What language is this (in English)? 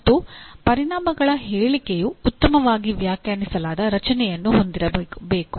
Kannada